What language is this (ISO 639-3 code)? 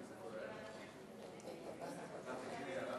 heb